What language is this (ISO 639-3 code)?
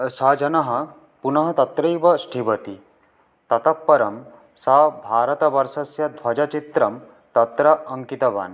san